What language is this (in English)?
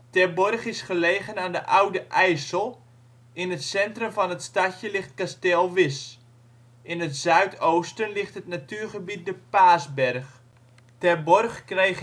Dutch